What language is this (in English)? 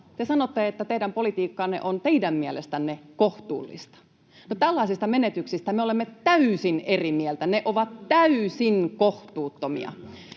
Finnish